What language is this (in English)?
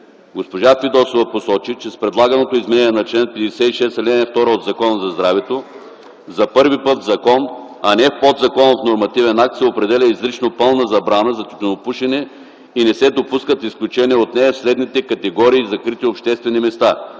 Bulgarian